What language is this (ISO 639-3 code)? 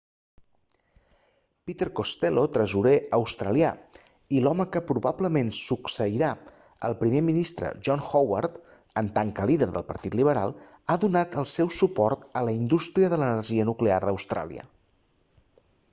cat